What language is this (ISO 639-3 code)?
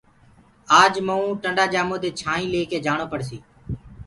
ggg